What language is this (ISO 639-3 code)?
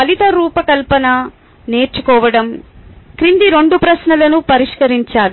tel